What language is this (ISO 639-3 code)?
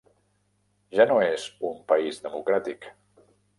cat